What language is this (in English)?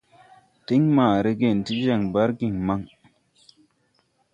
Tupuri